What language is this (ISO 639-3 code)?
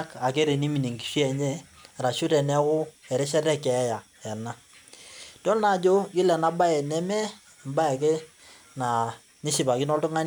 mas